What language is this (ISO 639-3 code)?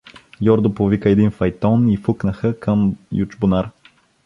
bul